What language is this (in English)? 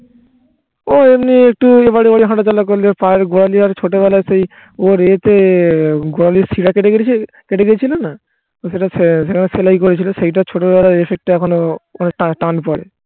Bangla